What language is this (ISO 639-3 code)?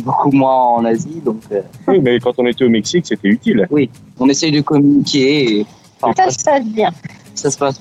fra